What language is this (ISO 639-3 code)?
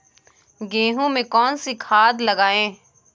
hin